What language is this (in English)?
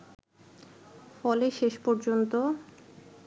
Bangla